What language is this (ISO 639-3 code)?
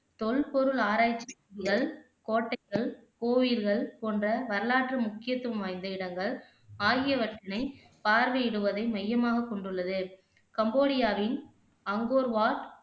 tam